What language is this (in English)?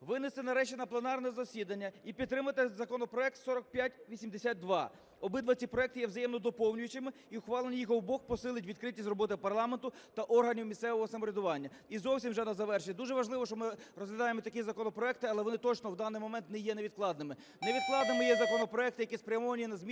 Ukrainian